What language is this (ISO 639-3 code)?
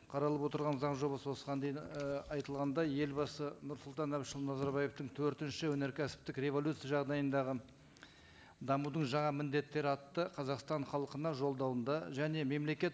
kaz